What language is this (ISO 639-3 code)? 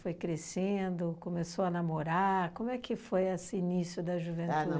por